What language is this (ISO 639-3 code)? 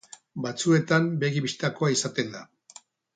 eus